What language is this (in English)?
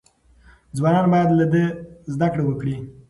Pashto